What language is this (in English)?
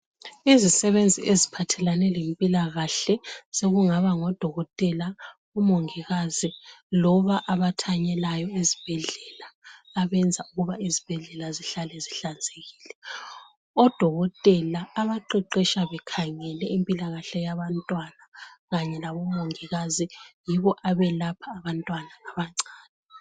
North Ndebele